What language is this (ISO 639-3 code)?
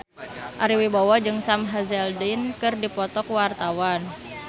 sun